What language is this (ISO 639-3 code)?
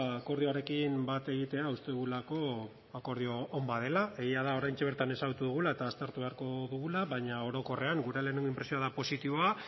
eus